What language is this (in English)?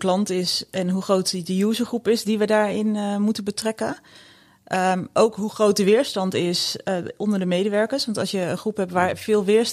Dutch